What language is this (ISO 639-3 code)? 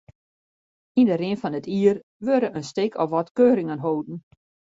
fry